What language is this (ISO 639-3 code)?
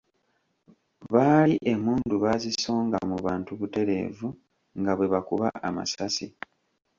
lug